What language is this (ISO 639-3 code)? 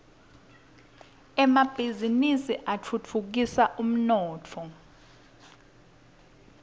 ssw